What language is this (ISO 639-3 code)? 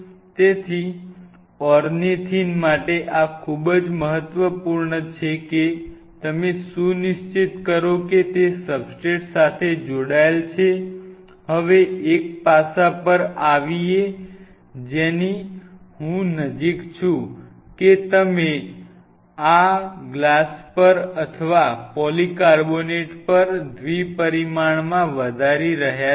guj